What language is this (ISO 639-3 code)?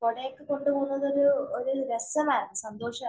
mal